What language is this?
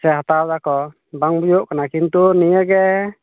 Santali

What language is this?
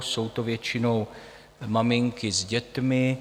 Czech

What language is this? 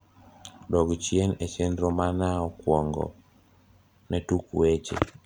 Luo (Kenya and Tanzania)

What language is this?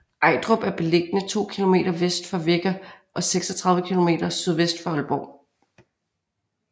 Danish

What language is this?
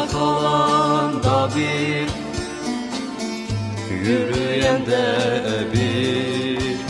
Turkish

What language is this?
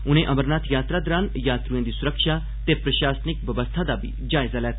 Dogri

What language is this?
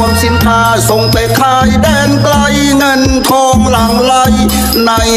Thai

